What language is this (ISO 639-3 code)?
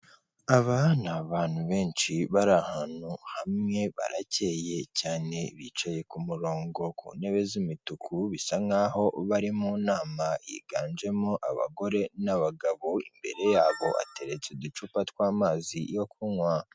kin